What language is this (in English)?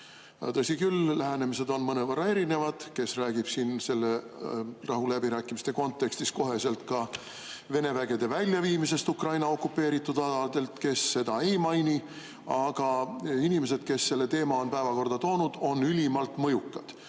Estonian